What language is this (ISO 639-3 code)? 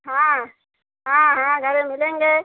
hin